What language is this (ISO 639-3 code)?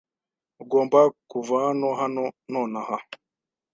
kin